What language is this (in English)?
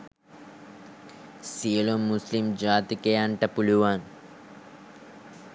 Sinhala